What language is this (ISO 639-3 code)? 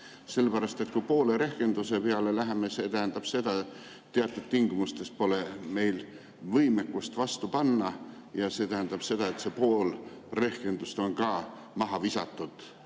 est